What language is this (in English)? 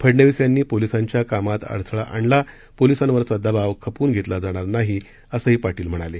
Marathi